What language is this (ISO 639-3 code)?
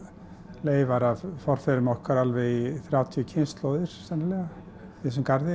isl